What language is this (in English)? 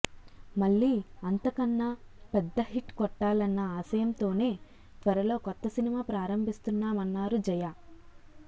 Telugu